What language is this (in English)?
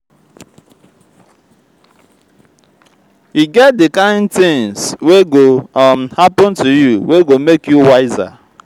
Nigerian Pidgin